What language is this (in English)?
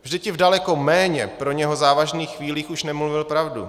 Czech